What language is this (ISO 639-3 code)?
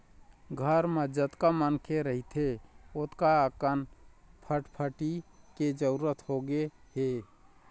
hne